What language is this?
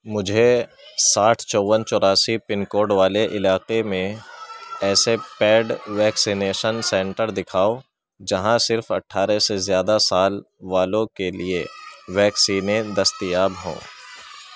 Urdu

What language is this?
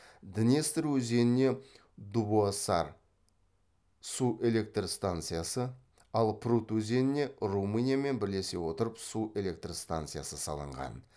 Kazakh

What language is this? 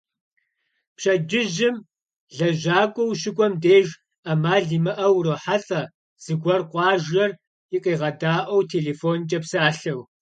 Kabardian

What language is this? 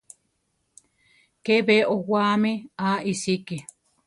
Central Tarahumara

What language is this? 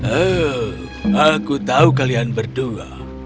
Indonesian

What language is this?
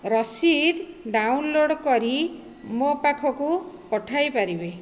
Odia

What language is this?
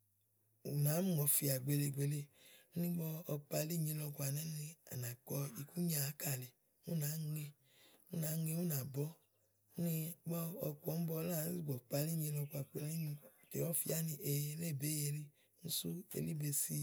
Igo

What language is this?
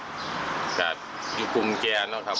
Thai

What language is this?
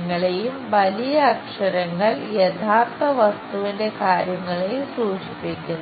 Malayalam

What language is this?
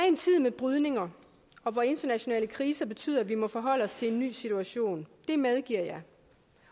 Danish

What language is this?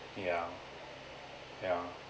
English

